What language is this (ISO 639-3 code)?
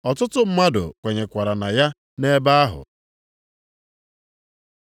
ibo